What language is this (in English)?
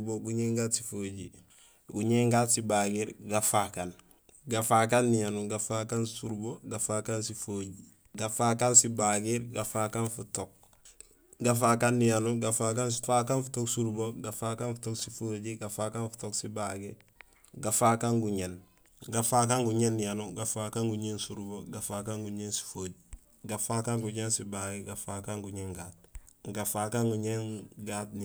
Gusilay